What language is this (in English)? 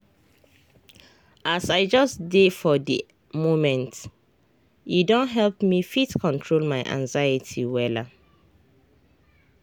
Nigerian Pidgin